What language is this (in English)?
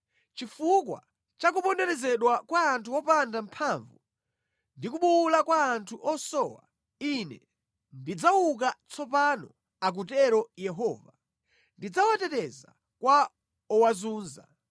Nyanja